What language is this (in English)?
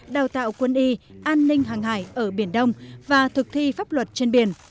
Vietnamese